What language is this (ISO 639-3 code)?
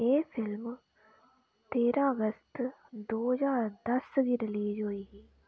doi